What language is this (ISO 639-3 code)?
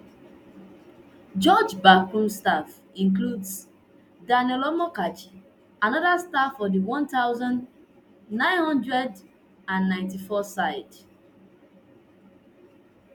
pcm